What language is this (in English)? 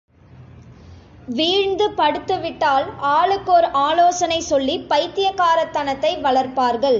Tamil